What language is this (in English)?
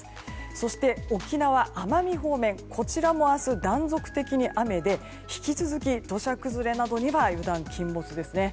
Japanese